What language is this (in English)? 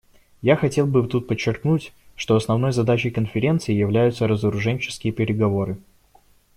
Russian